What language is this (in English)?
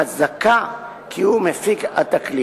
Hebrew